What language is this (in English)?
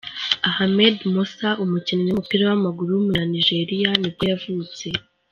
Kinyarwanda